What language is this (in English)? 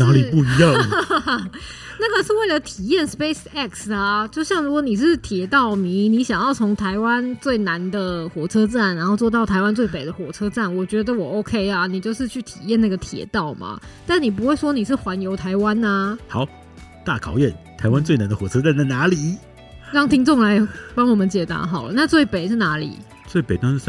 Chinese